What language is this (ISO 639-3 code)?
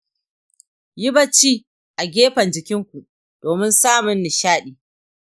hau